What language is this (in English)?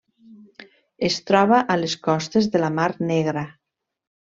Catalan